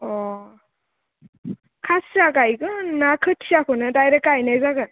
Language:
Bodo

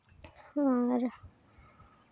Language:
Santali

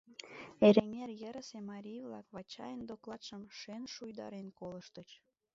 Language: Mari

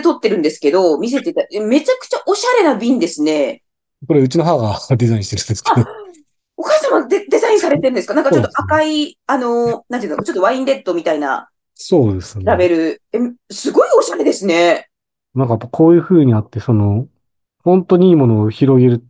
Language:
Japanese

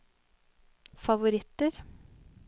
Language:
Norwegian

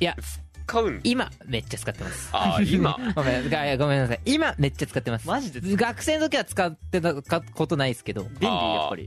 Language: Japanese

